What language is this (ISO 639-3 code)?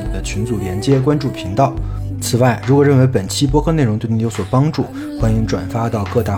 zho